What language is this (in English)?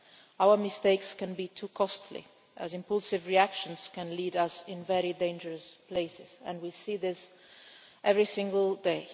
English